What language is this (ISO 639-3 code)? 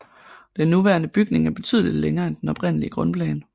dan